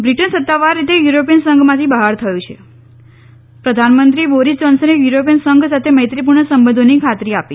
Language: Gujarati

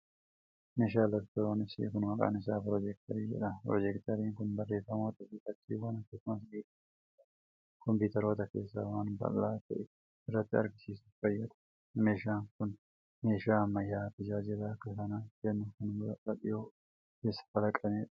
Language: Oromo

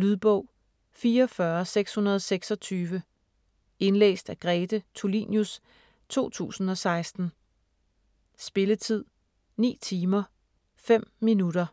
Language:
Danish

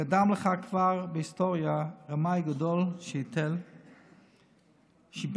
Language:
Hebrew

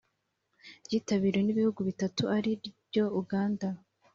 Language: Kinyarwanda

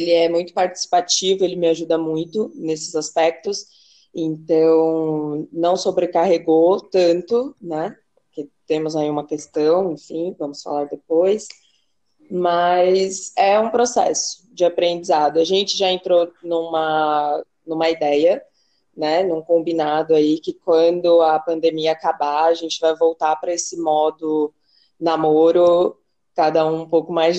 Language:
Portuguese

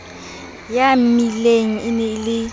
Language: Southern Sotho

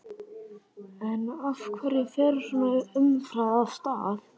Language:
Icelandic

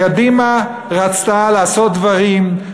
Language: Hebrew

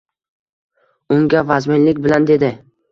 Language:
Uzbek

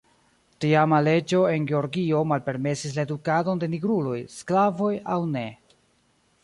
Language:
Esperanto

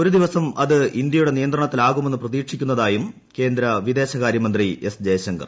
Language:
Malayalam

